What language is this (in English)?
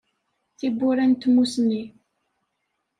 Kabyle